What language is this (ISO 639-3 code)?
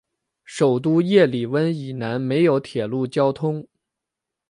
zho